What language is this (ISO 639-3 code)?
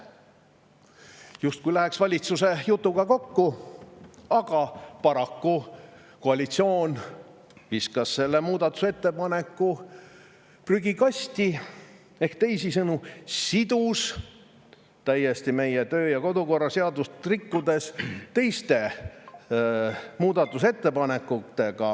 est